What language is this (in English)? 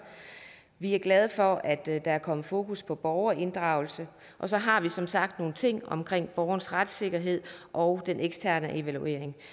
Danish